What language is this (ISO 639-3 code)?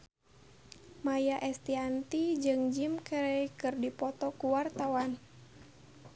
sun